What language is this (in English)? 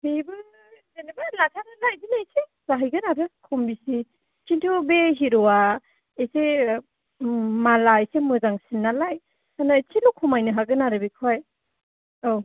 Bodo